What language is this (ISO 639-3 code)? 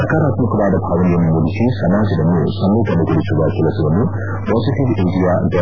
kan